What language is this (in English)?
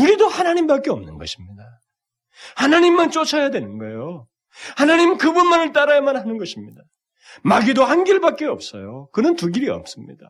Korean